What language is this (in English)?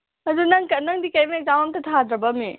Manipuri